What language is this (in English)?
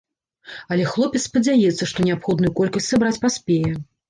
Belarusian